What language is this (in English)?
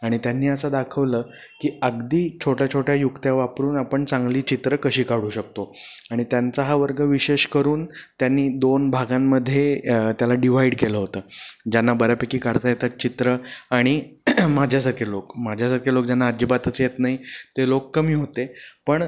Marathi